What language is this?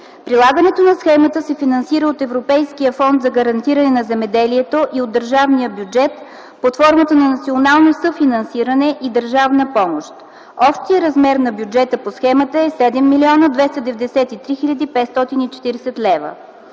Bulgarian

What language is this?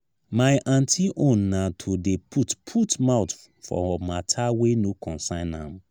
Nigerian Pidgin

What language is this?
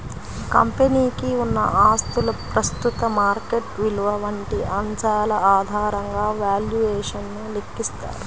Telugu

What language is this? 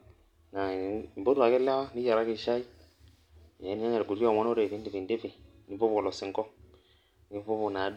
Masai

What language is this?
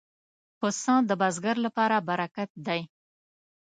Pashto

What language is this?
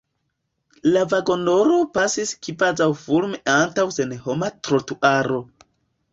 Esperanto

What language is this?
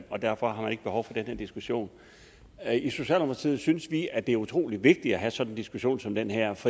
Danish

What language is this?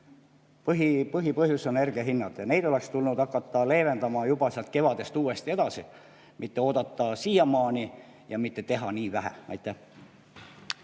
Estonian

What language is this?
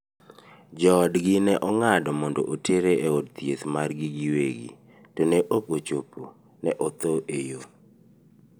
Luo (Kenya and Tanzania)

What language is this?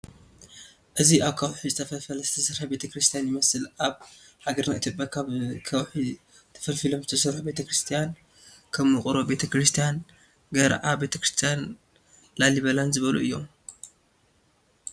Tigrinya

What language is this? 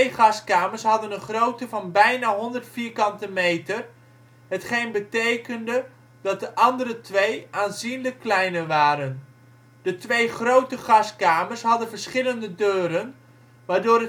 Dutch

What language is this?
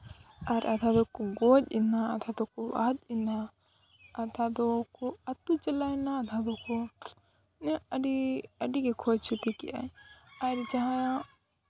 Santali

